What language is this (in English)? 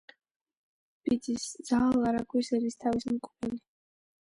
Georgian